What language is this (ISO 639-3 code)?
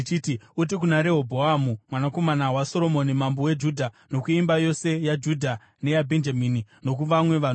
sna